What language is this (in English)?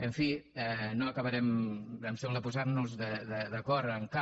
Catalan